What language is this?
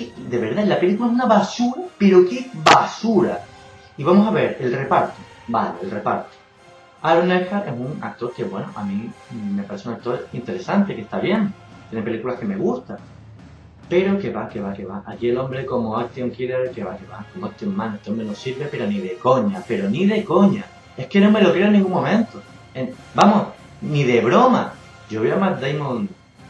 Spanish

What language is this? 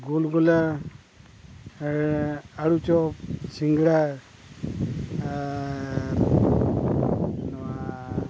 Santali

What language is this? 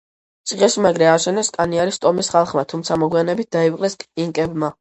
Georgian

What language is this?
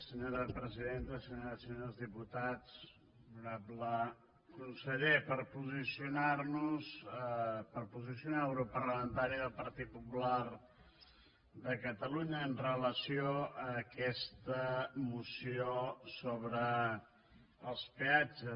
Catalan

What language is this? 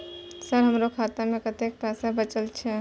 Maithili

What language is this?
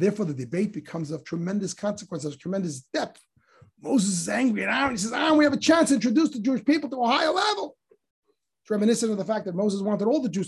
English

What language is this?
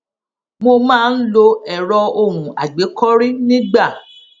Yoruba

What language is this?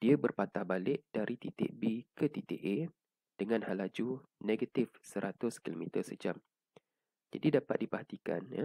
Malay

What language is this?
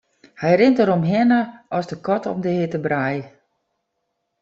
Western Frisian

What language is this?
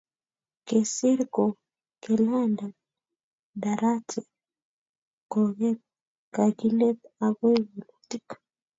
Kalenjin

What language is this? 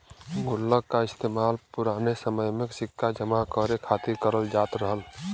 Bhojpuri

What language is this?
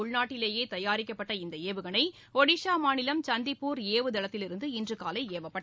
Tamil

